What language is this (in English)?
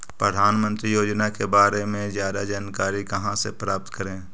Magahi